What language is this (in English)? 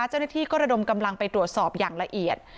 Thai